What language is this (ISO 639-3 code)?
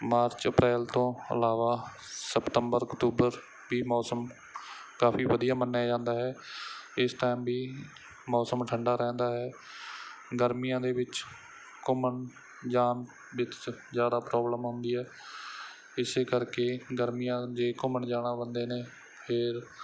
pan